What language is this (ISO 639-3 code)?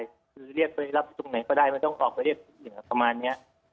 tha